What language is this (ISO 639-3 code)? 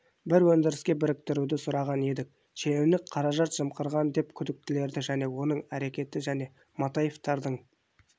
kaz